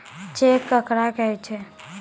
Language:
Maithili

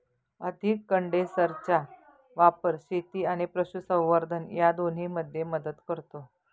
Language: Marathi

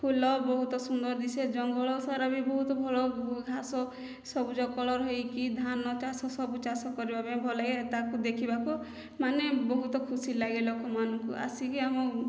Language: Odia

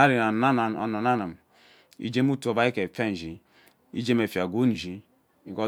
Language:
Ubaghara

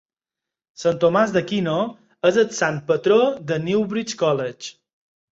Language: Catalan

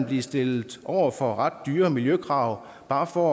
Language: Danish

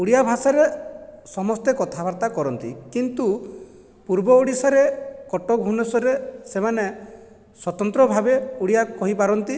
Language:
Odia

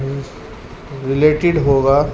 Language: Urdu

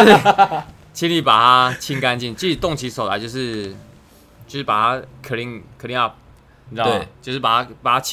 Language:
Chinese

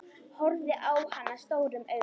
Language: Icelandic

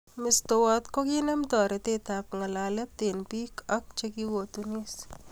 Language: Kalenjin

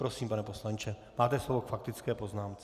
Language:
Czech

